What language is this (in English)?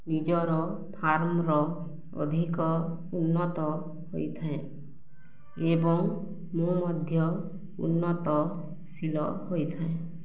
Odia